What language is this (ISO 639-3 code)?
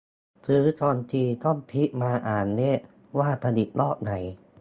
tha